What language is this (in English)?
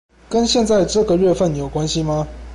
Chinese